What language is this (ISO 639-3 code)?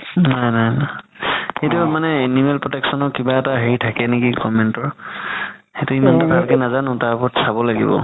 asm